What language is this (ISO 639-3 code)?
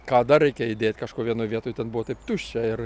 lit